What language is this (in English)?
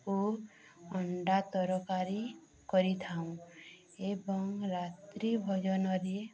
Odia